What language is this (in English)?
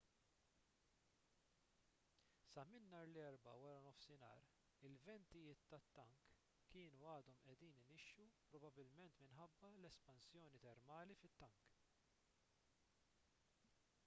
Maltese